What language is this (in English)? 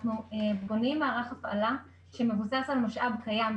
Hebrew